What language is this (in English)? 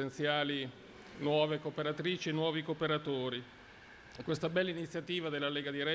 Italian